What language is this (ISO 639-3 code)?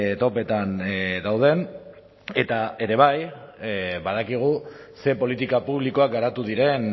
eus